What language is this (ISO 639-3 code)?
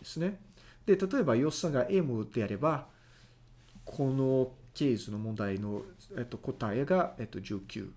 jpn